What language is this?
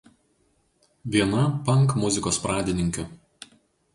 Lithuanian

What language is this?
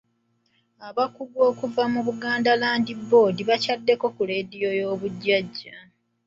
Ganda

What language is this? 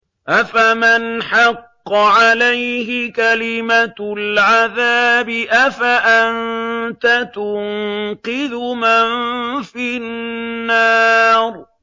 Arabic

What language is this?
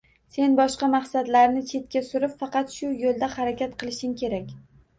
Uzbek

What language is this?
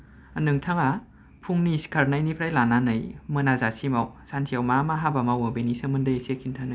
Bodo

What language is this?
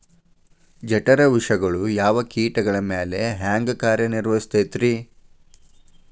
Kannada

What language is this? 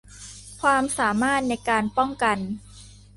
Thai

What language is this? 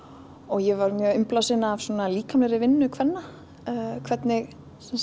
Icelandic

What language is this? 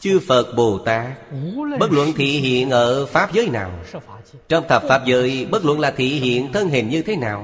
Vietnamese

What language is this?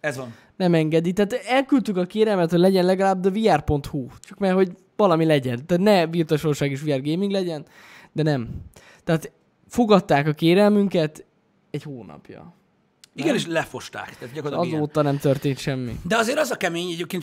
Hungarian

